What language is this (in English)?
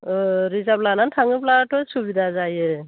Bodo